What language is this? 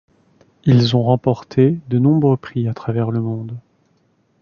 French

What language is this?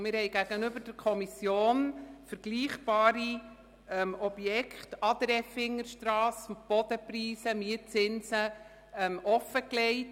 Swiss German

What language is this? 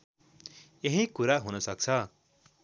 Nepali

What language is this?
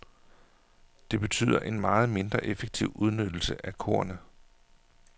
Danish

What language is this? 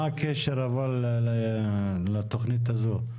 Hebrew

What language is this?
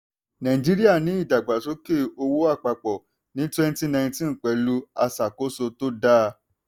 Yoruba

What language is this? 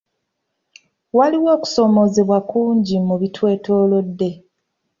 Ganda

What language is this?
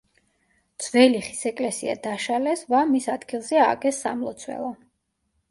Georgian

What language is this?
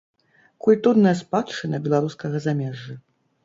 Belarusian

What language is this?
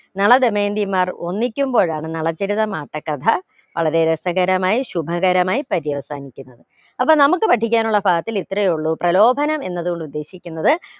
Malayalam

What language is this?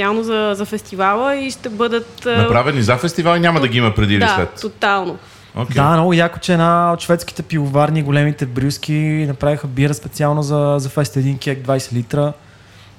Bulgarian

